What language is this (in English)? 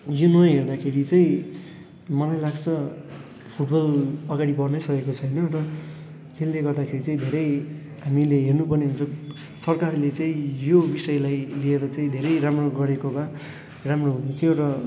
Nepali